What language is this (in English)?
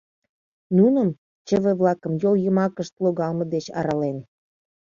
Mari